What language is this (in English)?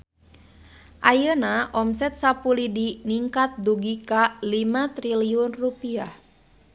Sundanese